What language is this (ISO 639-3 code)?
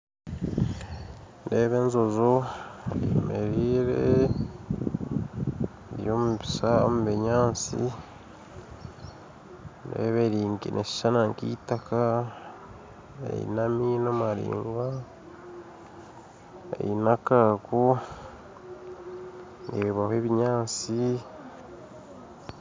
nyn